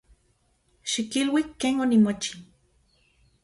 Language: Central Puebla Nahuatl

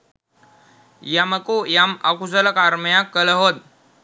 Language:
Sinhala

